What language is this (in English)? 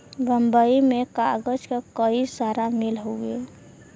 Bhojpuri